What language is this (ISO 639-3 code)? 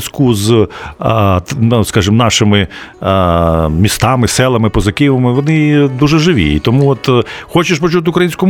ukr